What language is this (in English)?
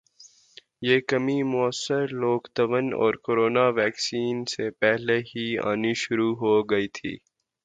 Urdu